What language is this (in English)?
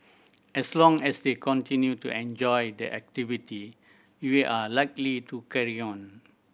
English